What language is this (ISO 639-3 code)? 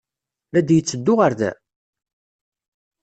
kab